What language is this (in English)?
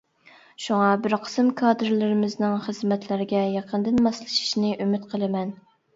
Uyghur